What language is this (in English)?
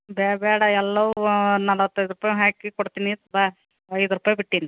Kannada